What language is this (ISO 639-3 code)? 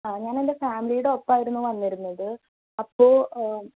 mal